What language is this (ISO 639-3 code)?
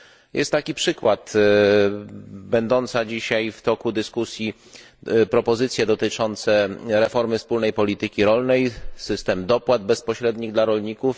pol